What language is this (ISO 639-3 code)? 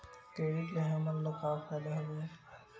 hne